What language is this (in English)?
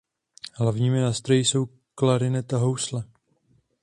Czech